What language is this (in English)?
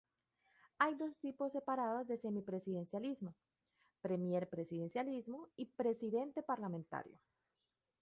Spanish